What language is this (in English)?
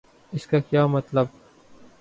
Urdu